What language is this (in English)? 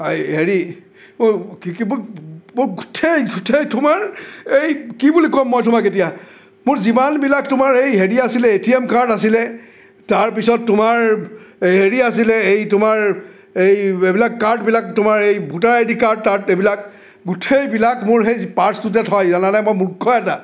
Assamese